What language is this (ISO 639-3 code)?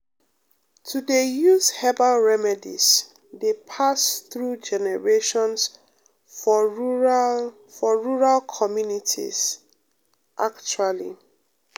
pcm